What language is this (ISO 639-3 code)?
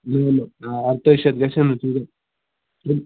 kas